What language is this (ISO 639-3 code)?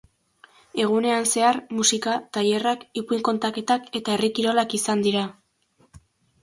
eus